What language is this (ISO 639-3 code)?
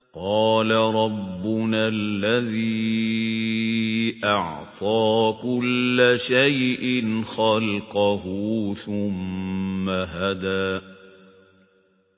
ara